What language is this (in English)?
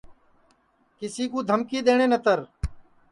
Sansi